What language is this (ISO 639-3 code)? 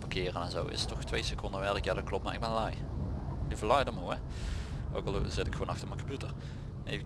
nld